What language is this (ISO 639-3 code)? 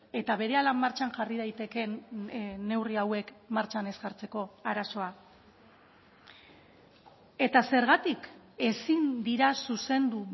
eus